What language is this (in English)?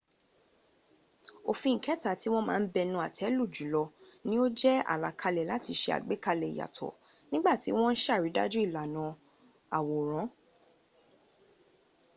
Yoruba